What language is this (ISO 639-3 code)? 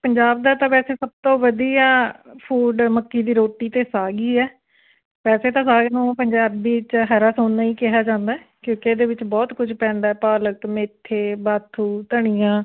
pan